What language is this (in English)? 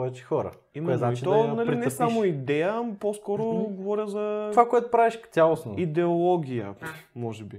Bulgarian